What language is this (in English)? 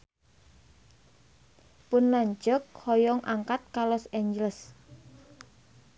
Sundanese